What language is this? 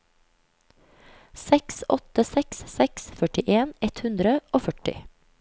Norwegian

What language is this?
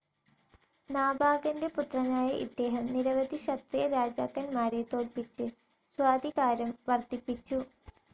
Malayalam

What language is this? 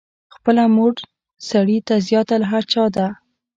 Pashto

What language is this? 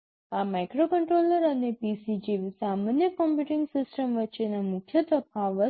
Gujarati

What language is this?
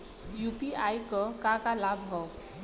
Bhojpuri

